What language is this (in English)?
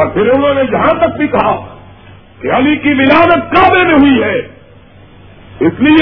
Urdu